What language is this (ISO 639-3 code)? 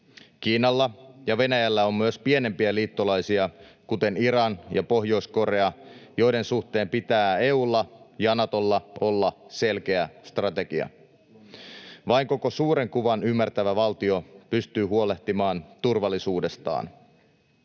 fin